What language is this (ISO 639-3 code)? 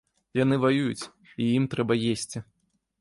bel